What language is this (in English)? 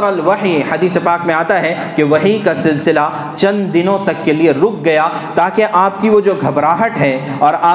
Urdu